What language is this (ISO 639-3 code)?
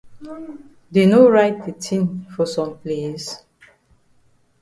wes